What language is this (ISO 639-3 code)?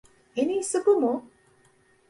tur